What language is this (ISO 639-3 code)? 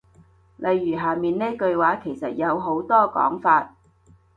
yue